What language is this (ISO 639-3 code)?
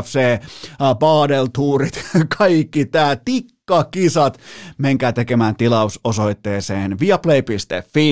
fin